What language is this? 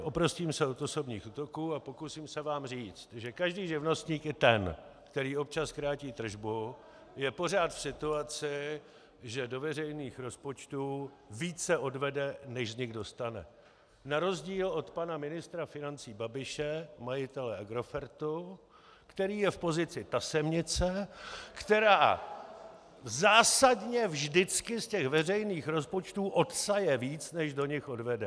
Czech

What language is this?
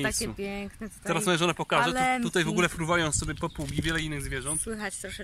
Polish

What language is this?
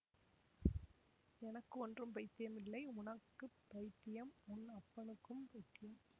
Tamil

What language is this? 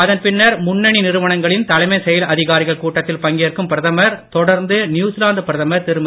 Tamil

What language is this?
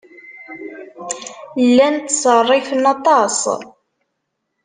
Kabyle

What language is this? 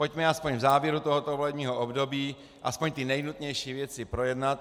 Czech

